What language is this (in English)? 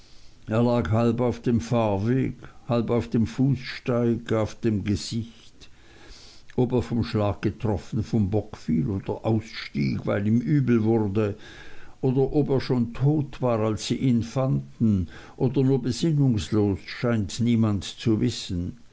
German